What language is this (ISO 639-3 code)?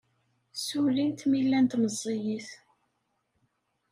kab